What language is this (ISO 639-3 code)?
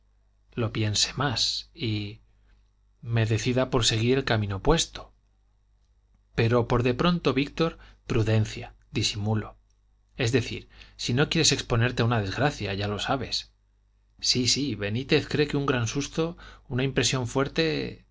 spa